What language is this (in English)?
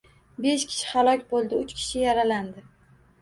Uzbek